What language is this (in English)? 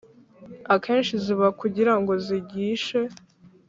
Kinyarwanda